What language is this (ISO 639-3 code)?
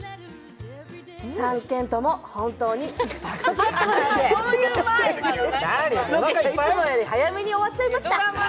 jpn